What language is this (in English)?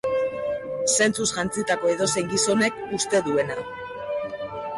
Basque